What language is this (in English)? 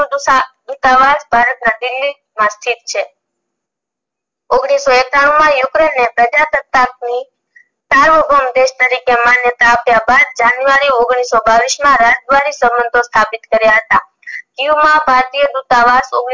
Gujarati